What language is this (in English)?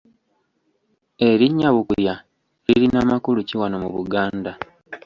Ganda